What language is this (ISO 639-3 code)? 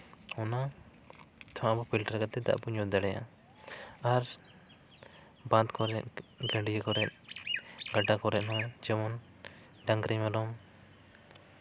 sat